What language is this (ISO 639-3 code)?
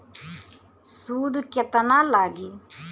bho